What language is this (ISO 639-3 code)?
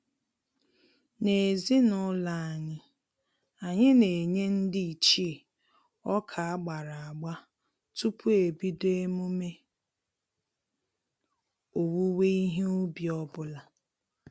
ibo